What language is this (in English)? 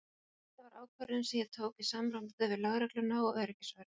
Icelandic